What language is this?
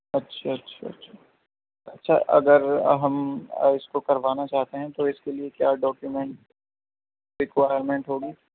Urdu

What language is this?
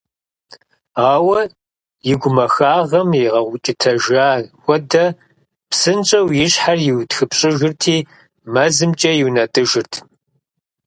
Kabardian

